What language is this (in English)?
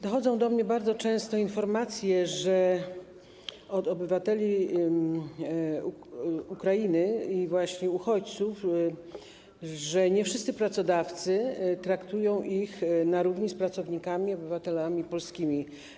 Polish